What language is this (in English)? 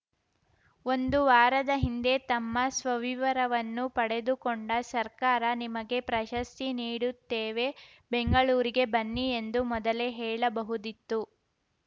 Kannada